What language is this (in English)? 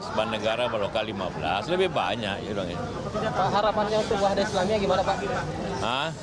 Indonesian